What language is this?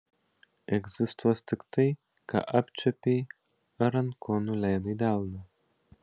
Lithuanian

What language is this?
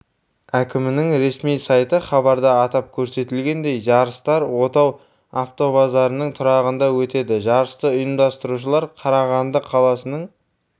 Kazakh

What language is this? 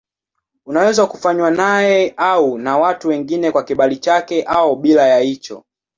Swahili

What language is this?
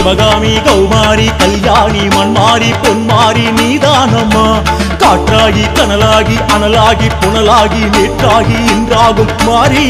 Arabic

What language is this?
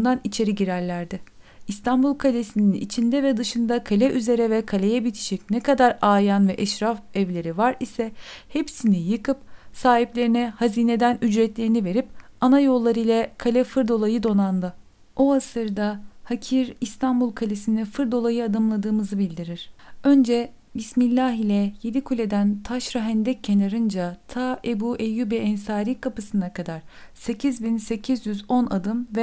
Turkish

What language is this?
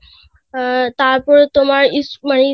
Bangla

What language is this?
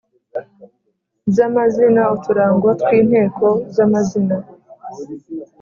Kinyarwanda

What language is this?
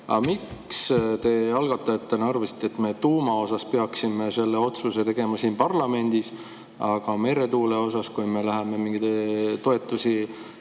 Estonian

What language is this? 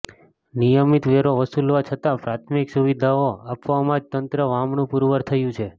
Gujarati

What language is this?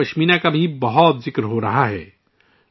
Urdu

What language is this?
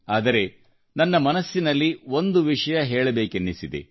Kannada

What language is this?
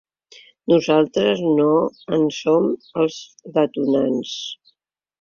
Catalan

